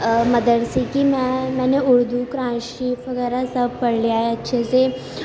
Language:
Urdu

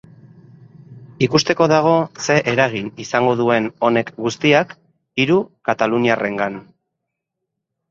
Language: Basque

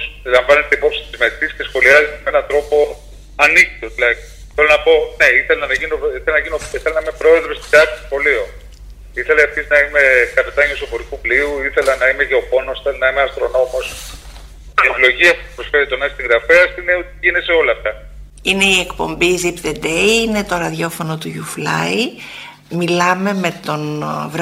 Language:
Greek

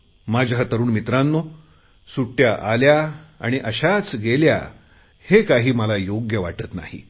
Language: Marathi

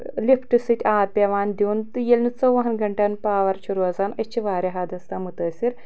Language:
Kashmiri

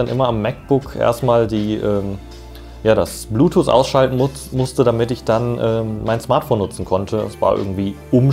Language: German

